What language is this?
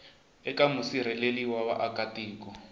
Tsonga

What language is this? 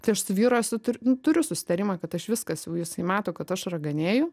Lithuanian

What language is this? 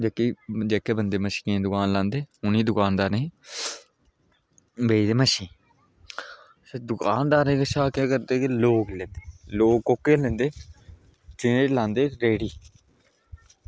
Dogri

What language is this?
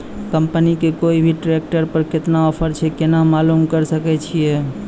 Maithili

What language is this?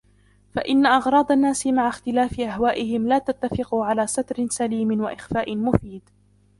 Arabic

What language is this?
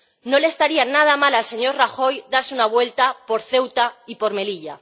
Spanish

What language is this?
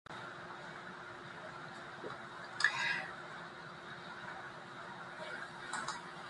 Latvian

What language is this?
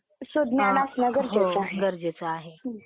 Marathi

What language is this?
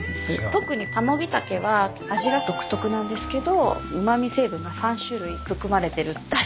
Japanese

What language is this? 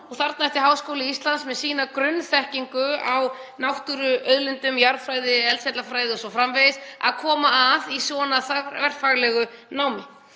Icelandic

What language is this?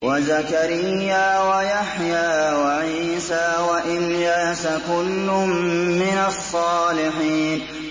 Arabic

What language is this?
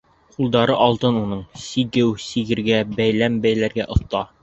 Bashkir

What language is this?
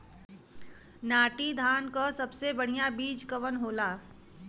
Bhojpuri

